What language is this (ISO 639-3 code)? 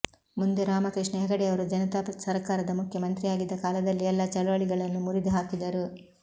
kan